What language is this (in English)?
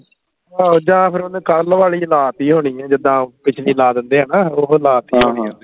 Punjabi